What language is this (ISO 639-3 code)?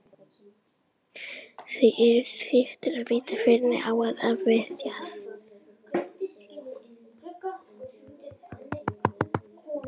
isl